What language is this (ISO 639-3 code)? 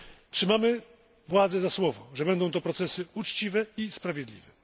pol